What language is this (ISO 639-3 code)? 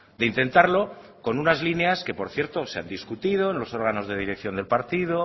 spa